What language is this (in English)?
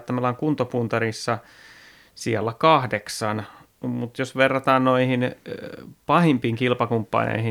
Finnish